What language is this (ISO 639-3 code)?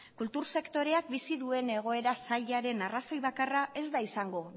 eus